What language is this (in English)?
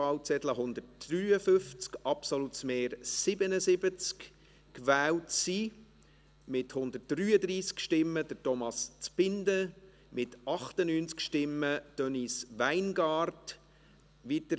Swiss German